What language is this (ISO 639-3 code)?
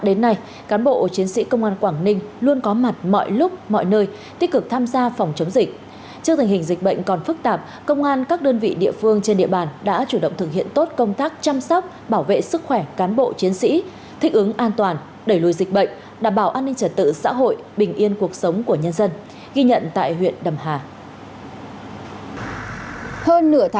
vie